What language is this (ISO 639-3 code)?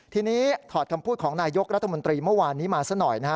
tha